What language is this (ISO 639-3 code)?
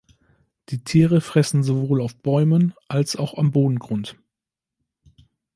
deu